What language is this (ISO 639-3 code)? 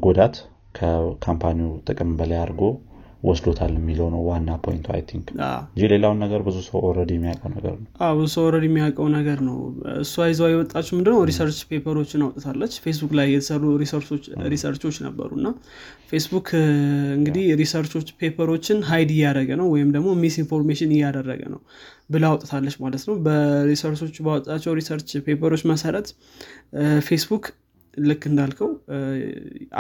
amh